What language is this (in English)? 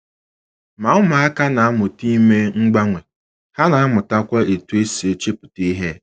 Igbo